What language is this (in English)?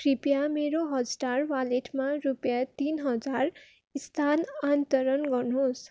Nepali